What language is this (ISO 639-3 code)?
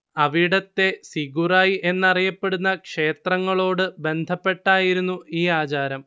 mal